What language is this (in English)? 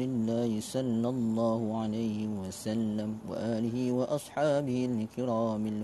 Malay